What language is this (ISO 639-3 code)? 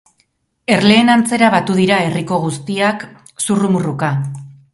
eus